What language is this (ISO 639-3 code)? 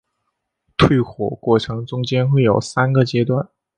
zho